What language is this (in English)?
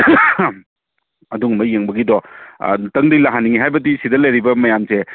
Manipuri